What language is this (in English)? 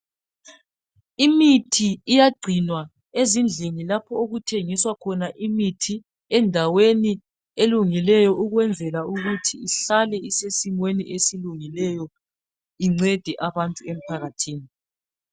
North Ndebele